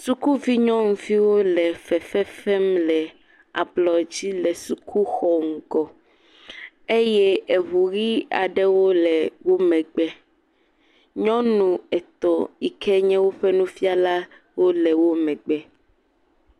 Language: Ewe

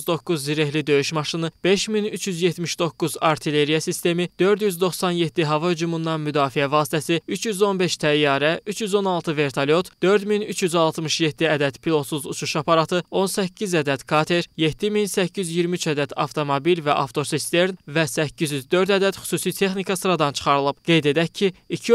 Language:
Turkish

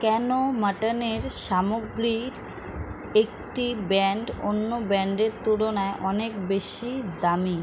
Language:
Bangla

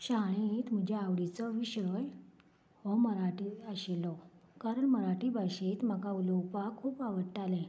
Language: Konkani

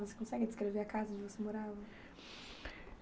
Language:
Portuguese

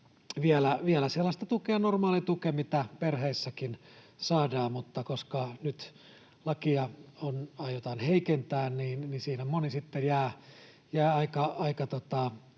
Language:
Finnish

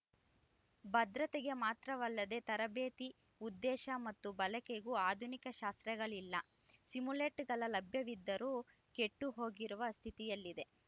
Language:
Kannada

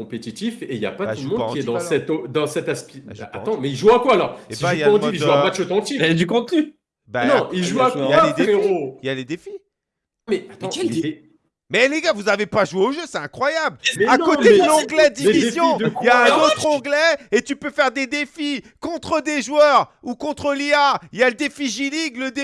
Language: French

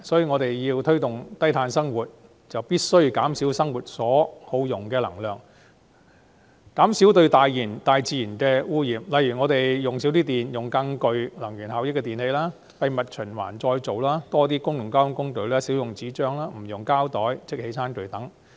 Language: Cantonese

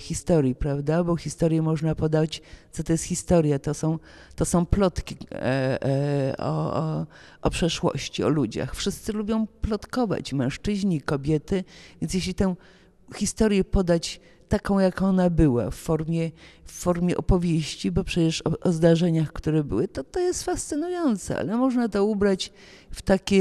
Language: Polish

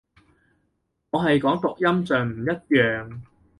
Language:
Cantonese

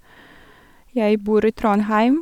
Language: Norwegian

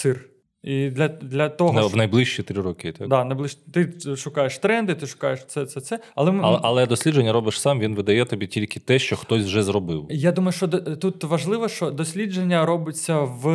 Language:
Ukrainian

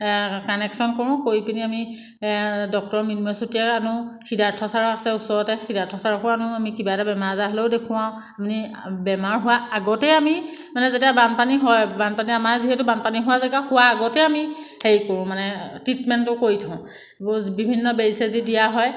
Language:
Assamese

